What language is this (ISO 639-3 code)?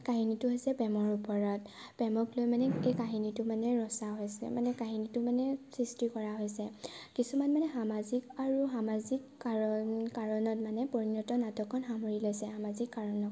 asm